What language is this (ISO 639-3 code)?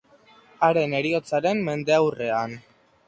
eus